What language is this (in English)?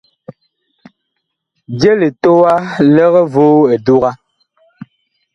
Bakoko